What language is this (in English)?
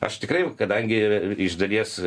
Lithuanian